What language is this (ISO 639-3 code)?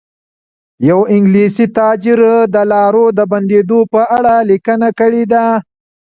pus